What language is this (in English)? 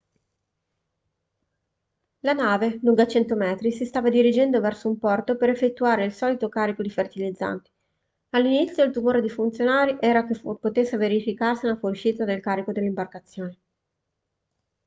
Italian